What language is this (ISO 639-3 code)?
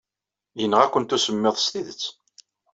kab